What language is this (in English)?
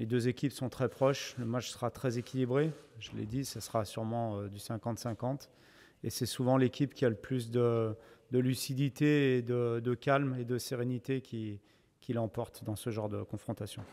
French